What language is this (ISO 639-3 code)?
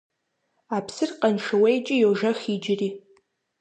kbd